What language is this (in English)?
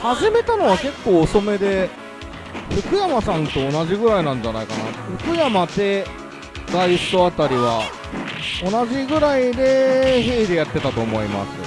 Japanese